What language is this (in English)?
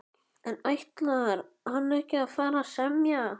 Icelandic